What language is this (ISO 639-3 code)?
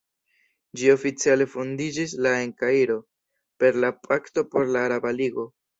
epo